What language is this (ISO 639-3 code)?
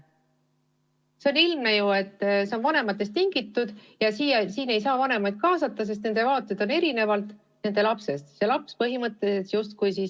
est